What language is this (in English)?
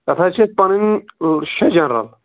Kashmiri